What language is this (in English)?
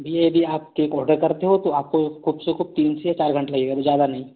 Hindi